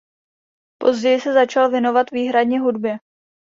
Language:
Czech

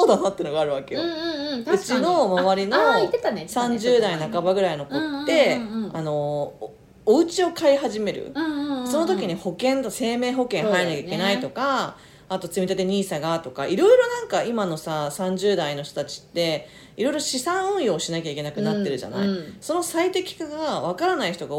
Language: Japanese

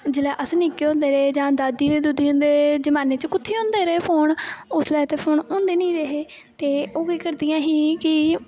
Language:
Dogri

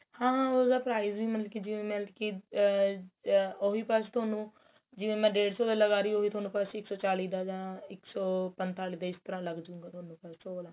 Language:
Punjabi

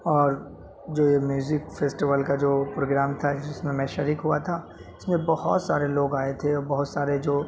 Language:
Urdu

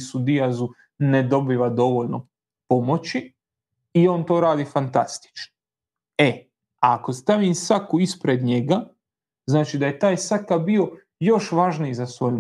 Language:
Croatian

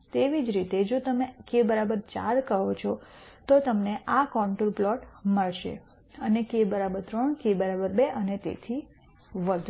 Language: Gujarati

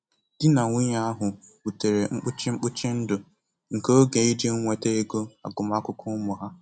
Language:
Igbo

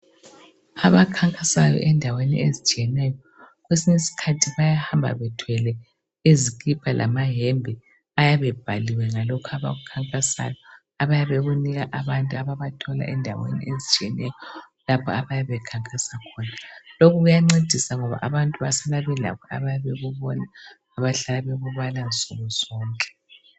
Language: North Ndebele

